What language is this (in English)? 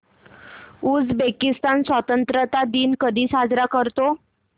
Marathi